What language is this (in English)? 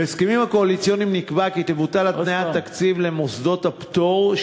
Hebrew